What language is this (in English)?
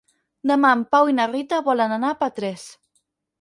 Catalan